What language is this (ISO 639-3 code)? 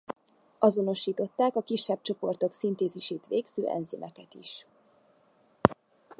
hun